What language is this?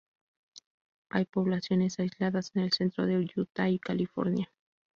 Spanish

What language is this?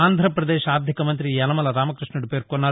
Telugu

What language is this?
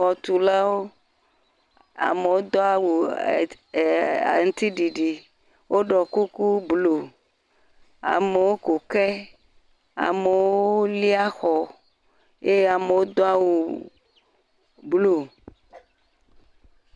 Ewe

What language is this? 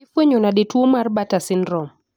Luo (Kenya and Tanzania)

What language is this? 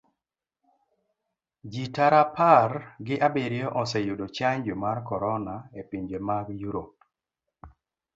Luo (Kenya and Tanzania)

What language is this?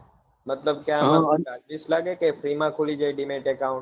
Gujarati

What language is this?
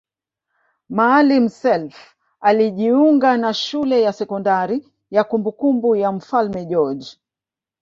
Swahili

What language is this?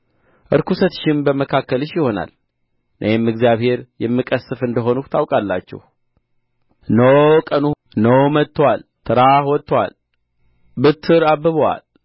Amharic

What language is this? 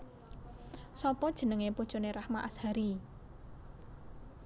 Javanese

